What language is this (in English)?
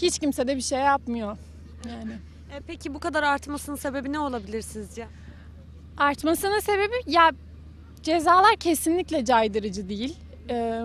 Turkish